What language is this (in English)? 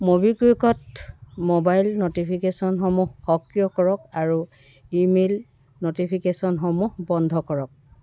Assamese